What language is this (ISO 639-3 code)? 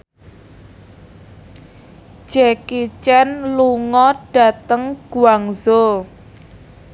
jav